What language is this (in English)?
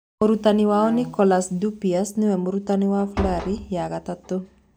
Kikuyu